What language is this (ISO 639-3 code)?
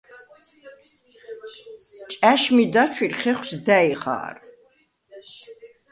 sva